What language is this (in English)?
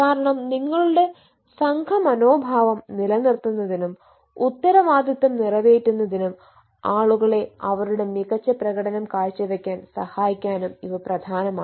Malayalam